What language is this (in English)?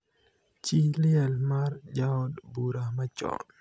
Luo (Kenya and Tanzania)